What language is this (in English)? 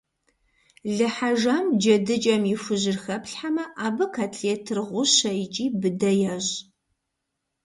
Kabardian